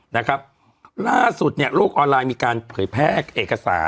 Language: Thai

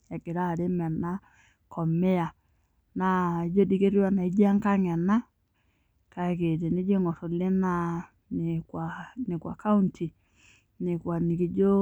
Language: Masai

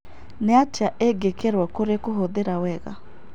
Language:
Kikuyu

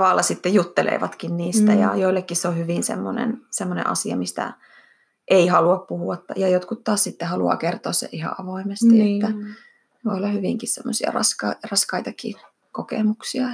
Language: Finnish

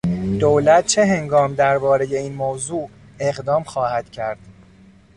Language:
Persian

